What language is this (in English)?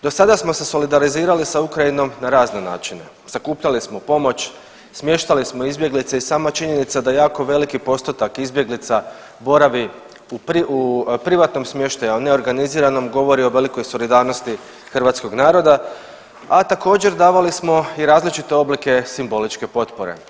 Croatian